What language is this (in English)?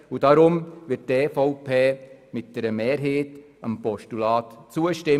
Swiss German